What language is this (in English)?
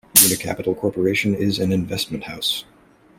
English